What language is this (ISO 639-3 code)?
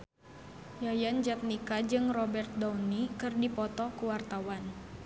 sun